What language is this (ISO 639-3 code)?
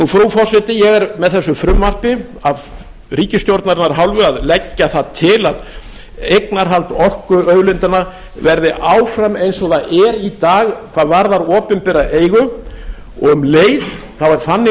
isl